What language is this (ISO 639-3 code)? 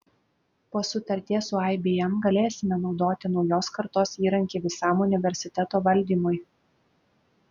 lit